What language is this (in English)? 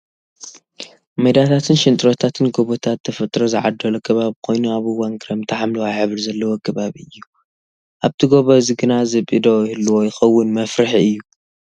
Tigrinya